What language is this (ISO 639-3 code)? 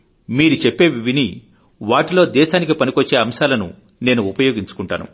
tel